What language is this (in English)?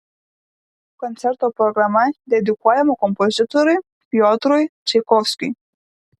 Lithuanian